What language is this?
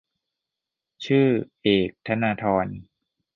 Thai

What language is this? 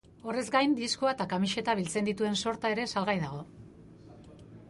Basque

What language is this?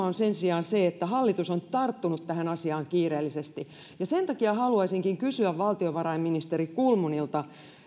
Finnish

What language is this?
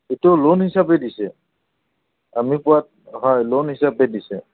Assamese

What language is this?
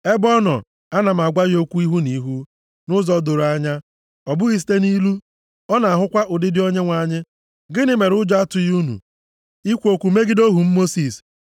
Igbo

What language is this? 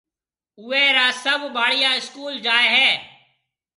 Marwari (Pakistan)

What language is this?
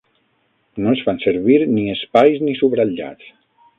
Catalan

